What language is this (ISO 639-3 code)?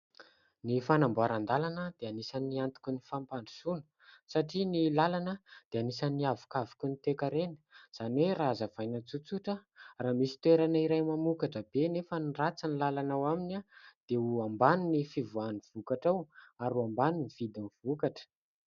mlg